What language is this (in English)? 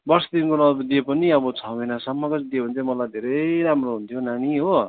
Nepali